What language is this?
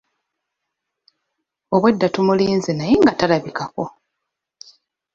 Ganda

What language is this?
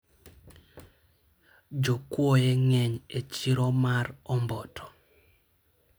Luo (Kenya and Tanzania)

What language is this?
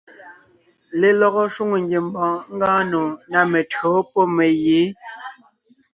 Ngiemboon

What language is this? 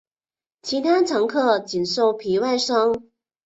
Chinese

